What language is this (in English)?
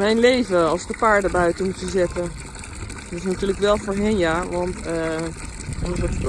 Dutch